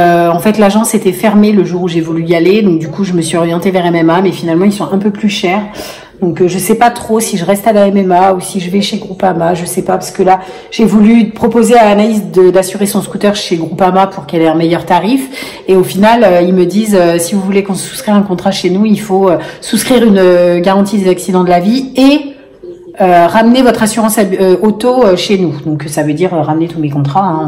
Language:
French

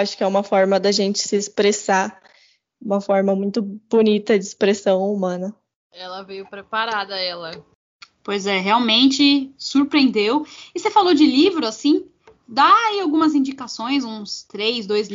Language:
Portuguese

